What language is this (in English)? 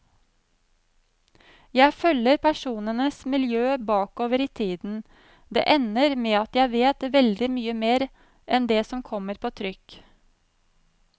Norwegian